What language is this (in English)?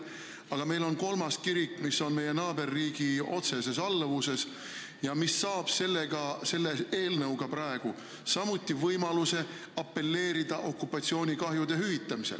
Estonian